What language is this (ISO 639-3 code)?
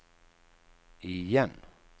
swe